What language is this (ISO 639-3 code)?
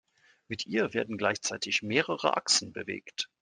deu